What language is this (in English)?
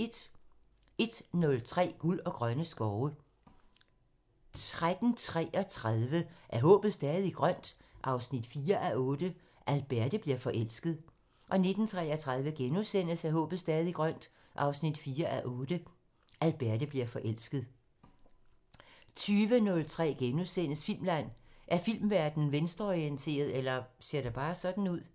Danish